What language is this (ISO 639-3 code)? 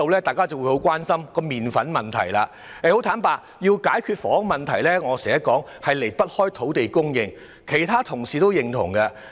yue